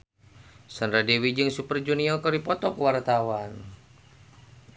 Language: Sundanese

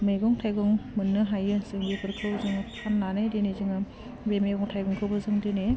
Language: Bodo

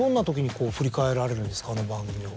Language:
Japanese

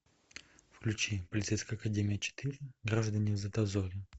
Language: Russian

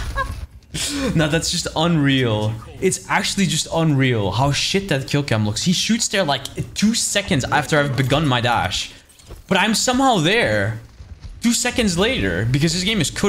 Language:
English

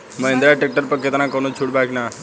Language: Bhojpuri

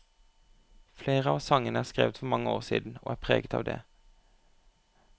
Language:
Norwegian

